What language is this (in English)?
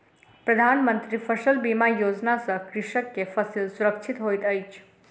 Maithili